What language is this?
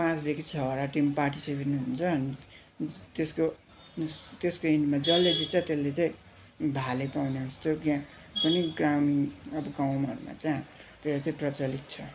Nepali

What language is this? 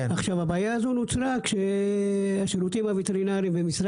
Hebrew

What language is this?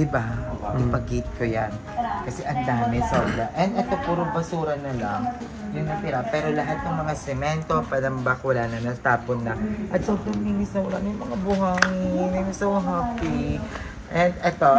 Filipino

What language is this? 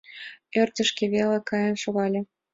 Mari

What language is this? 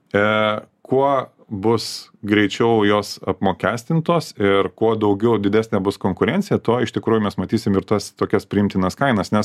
Lithuanian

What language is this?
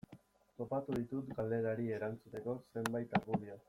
Basque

